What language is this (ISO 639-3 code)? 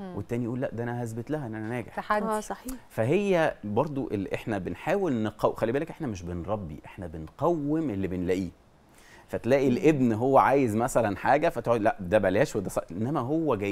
ara